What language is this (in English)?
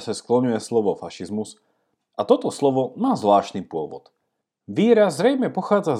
Slovak